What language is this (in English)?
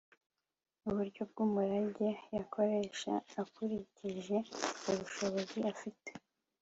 Kinyarwanda